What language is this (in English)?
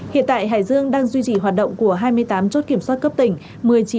Vietnamese